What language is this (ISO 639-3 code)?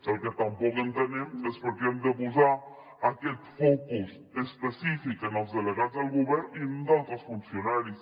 cat